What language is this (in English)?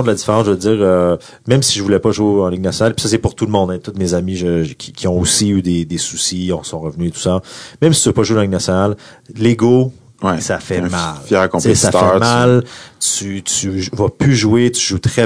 French